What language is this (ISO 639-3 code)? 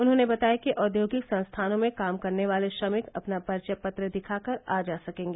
hin